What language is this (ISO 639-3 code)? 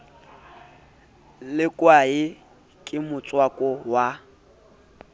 sot